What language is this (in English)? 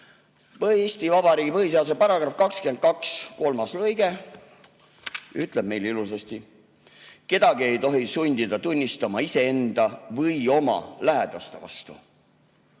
Estonian